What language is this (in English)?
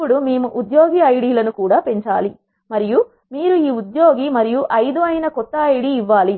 Telugu